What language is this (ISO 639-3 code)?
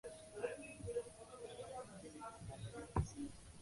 zho